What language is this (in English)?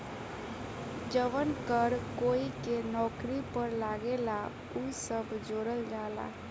Bhojpuri